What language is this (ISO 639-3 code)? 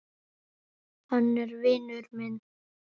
isl